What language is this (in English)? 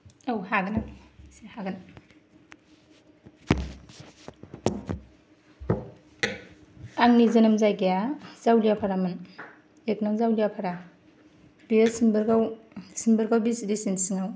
Bodo